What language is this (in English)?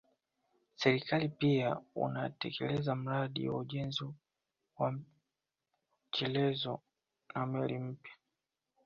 Swahili